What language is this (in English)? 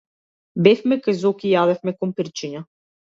Macedonian